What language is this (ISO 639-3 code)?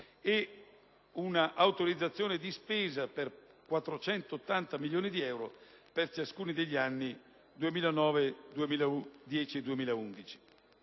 ita